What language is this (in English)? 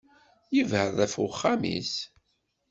Kabyle